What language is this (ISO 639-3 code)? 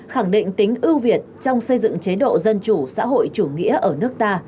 vie